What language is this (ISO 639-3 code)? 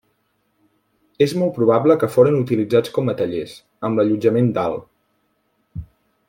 cat